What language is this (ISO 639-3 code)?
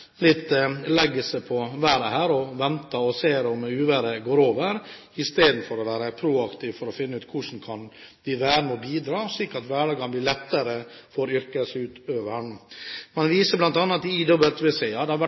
nob